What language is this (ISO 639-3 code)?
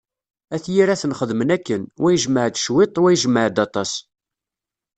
kab